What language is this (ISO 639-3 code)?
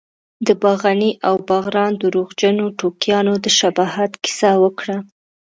pus